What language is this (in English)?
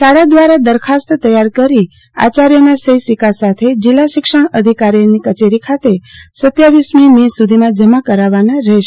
Gujarati